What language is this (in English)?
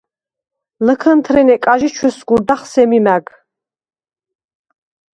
Svan